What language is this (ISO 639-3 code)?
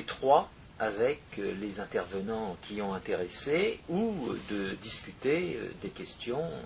fra